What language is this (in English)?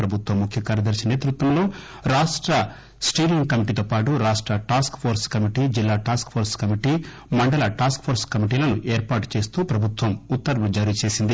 Telugu